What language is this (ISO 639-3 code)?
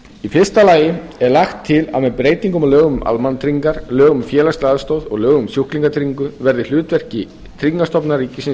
isl